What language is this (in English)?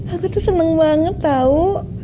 Indonesian